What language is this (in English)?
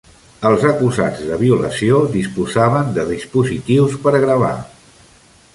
Catalan